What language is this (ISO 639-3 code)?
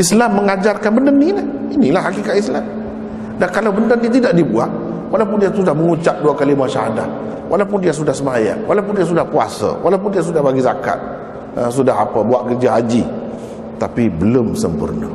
msa